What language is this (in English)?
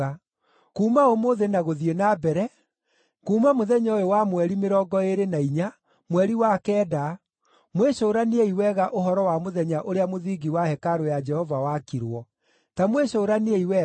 Kikuyu